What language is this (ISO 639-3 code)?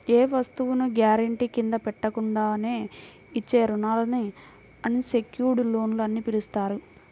tel